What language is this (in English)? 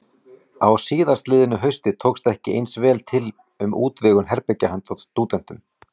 Icelandic